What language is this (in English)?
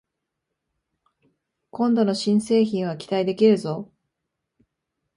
Japanese